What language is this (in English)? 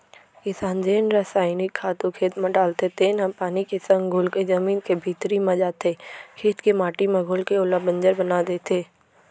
Chhattisgarhi